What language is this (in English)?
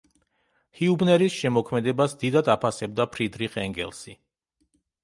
Georgian